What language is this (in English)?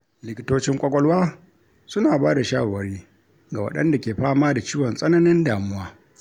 Hausa